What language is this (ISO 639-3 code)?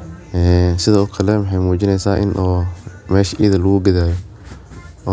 som